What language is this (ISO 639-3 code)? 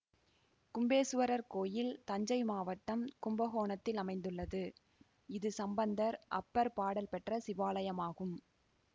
tam